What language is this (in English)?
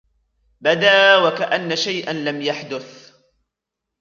Arabic